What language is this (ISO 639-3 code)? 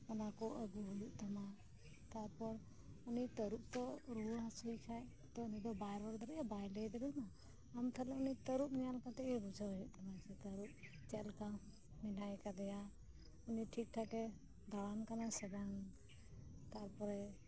sat